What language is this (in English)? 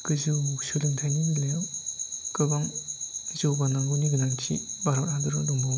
Bodo